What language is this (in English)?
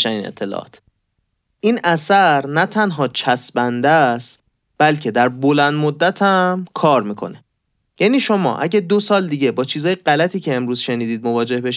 Persian